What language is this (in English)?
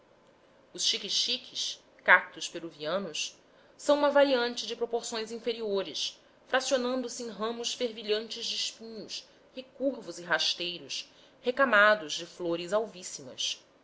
Portuguese